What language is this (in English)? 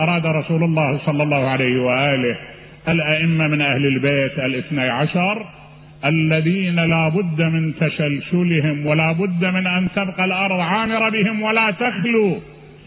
Arabic